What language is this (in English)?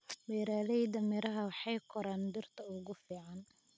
Somali